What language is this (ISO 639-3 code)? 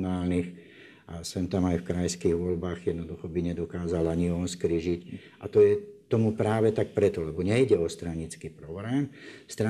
slk